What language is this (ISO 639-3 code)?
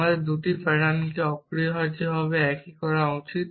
ben